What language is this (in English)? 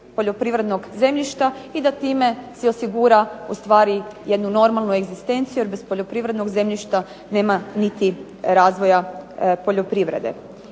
Croatian